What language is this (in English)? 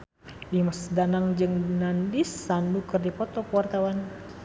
Sundanese